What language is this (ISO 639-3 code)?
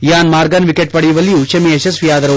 kan